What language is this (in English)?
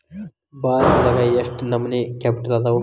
Kannada